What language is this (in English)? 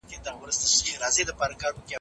Pashto